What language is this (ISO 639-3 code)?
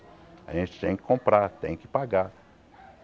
por